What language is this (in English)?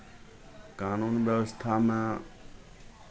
Maithili